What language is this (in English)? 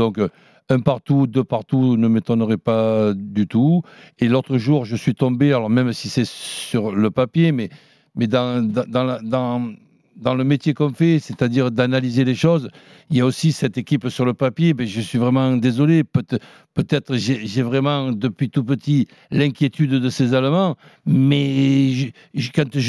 French